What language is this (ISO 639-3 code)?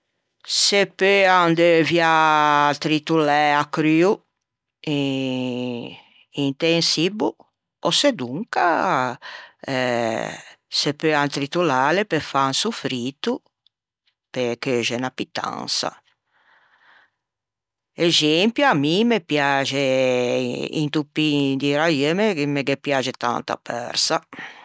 lij